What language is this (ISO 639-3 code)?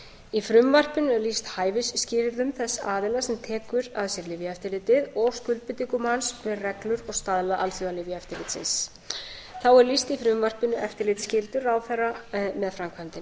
isl